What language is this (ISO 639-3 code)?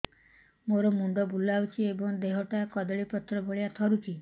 ori